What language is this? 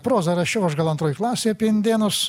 Lithuanian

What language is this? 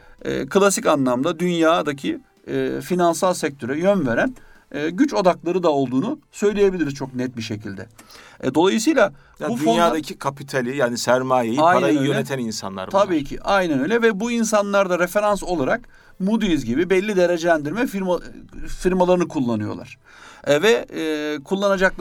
Turkish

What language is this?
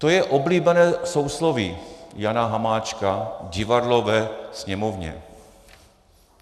Czech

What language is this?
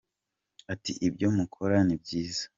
Kinyarwanda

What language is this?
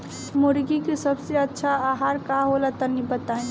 Bhojpuri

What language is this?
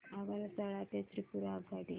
Marathi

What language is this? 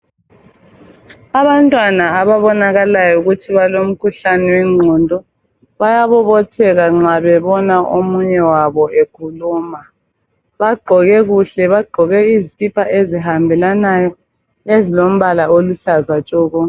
North Ndebele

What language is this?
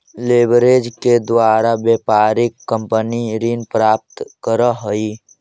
Magahi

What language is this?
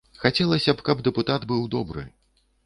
Belarusian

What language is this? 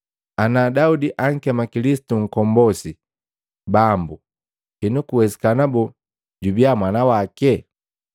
Matengo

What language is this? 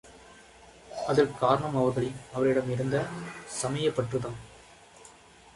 Tamil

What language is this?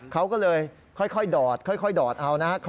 Thai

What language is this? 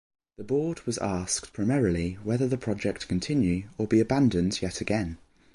English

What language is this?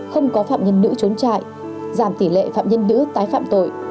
Vietnamese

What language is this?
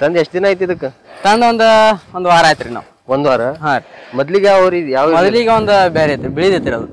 Kannada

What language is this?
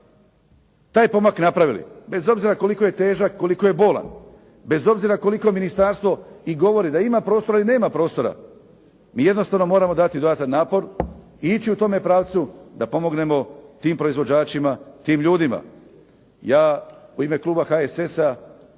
Croatian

